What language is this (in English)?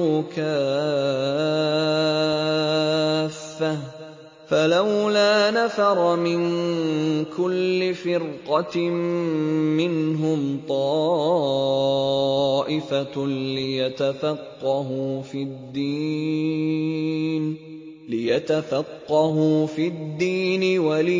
Arabic